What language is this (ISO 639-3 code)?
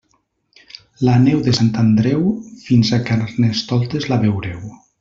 cat